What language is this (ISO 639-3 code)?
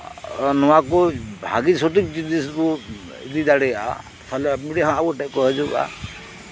sat